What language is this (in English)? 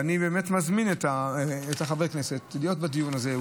Hebrew